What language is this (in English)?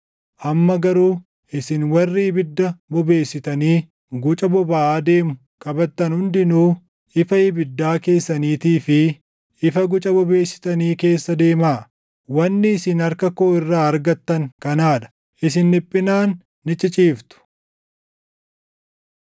Oromo